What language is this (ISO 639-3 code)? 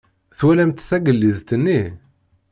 kab